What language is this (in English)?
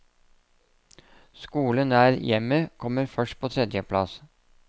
Norwegian